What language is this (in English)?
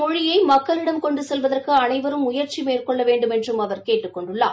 Tamil